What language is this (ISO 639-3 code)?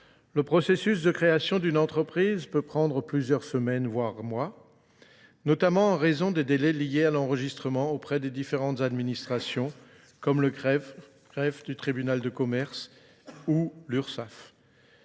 fra